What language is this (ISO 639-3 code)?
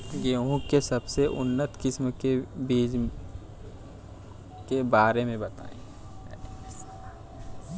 bho